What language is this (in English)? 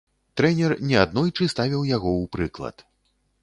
Belarusian